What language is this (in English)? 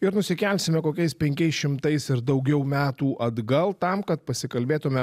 Lithuanian